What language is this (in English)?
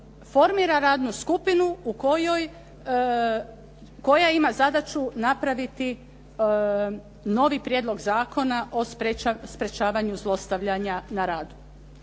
Croatian